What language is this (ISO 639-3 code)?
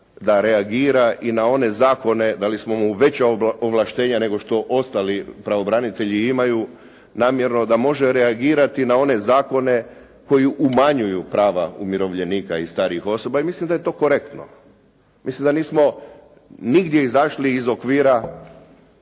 hrv